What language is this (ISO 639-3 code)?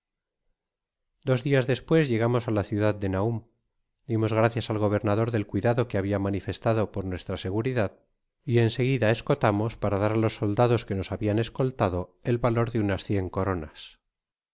spa